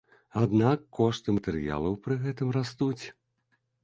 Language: Belarusian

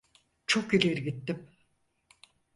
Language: Turkish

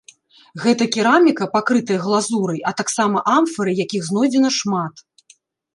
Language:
Belarusian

